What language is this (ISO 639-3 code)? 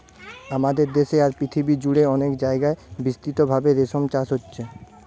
ben